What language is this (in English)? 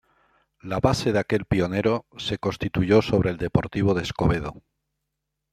Spanish